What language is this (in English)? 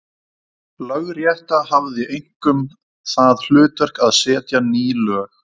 Icelandic